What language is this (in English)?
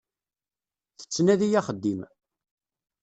Kabyle